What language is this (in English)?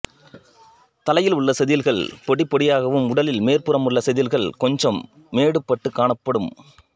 Tamil